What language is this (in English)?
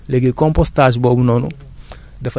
Wolof